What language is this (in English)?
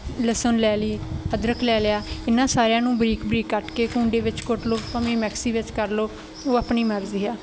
Punjabi